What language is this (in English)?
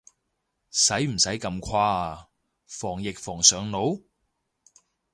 Cantonese